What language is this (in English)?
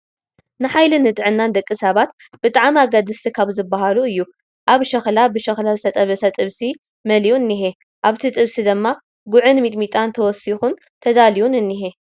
Tigrinya